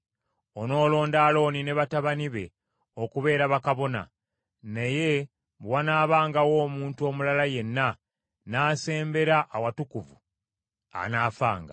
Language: Ganda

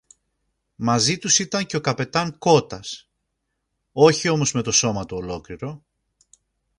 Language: Greek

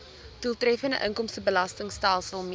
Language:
Afrikaans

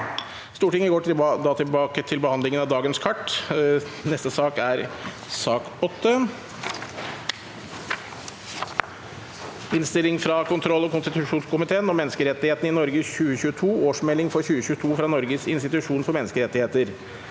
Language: Norwegian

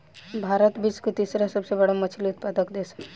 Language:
Bhojpuri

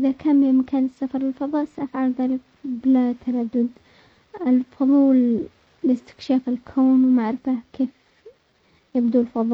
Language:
Omani Arabic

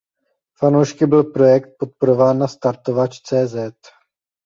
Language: Czech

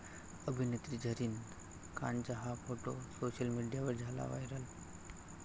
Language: Marathi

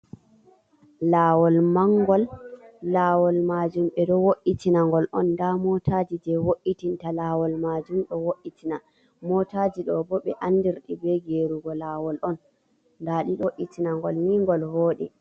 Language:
Fula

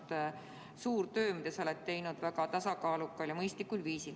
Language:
Estonian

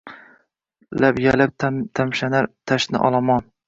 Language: Uzbek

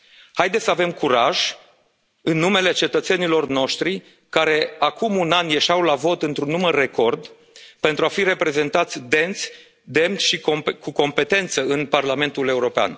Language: Romanian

